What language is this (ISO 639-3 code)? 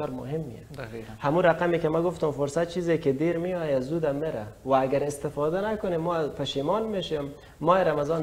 fas